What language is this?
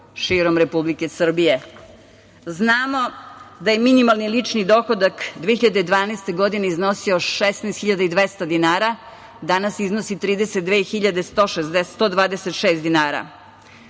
Serbian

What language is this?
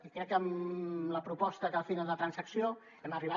Catalan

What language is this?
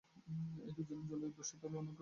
Bangla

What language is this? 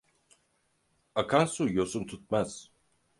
Turkish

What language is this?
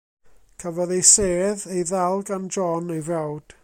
Welsh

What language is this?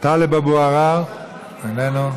Hebrew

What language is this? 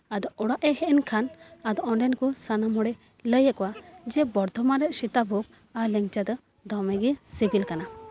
Santali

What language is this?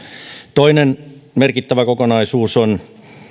Finnish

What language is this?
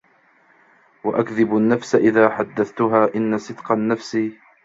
Arabic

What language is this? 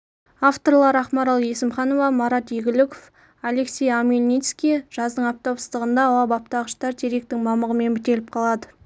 Kazakh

